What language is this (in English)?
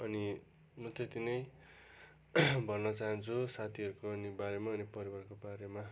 Nepali